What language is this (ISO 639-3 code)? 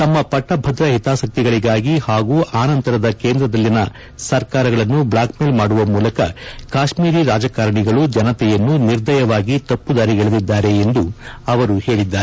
kan